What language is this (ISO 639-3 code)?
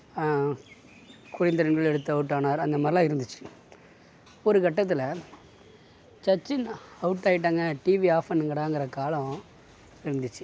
tam